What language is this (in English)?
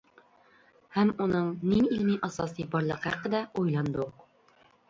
Uyghur